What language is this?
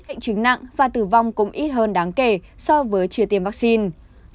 Vietnamese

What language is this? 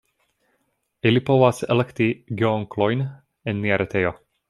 Esperanto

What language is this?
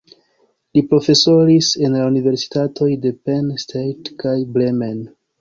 Esperanto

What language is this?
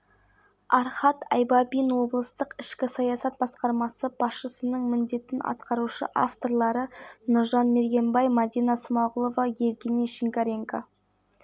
Kazakh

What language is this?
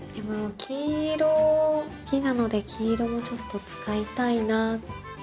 Japanese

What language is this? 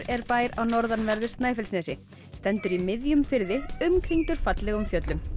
Icelandic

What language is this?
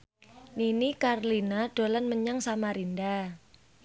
Javanese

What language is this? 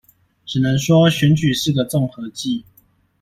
Chinese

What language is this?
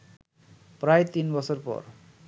Bangla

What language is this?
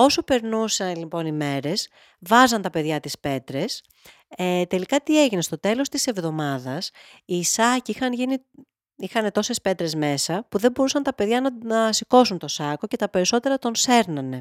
Greek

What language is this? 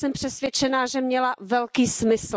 Czech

